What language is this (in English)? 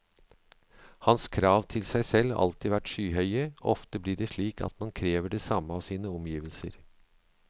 Norwegian